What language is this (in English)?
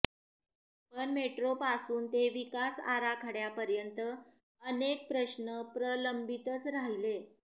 Marathi